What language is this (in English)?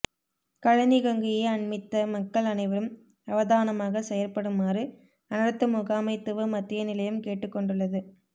Tamil